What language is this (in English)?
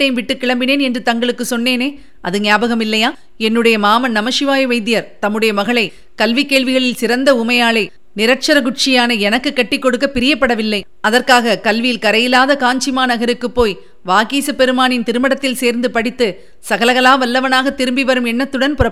Tamil